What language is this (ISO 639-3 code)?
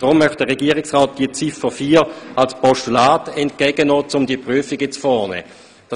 gsw